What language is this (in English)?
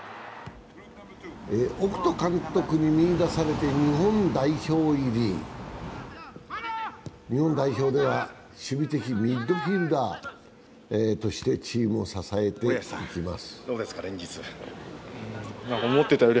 Japanese